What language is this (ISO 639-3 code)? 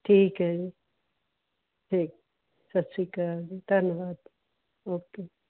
pan